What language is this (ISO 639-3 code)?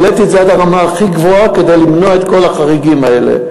heb